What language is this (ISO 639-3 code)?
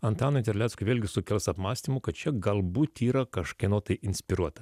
lit